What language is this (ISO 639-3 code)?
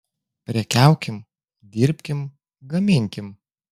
lit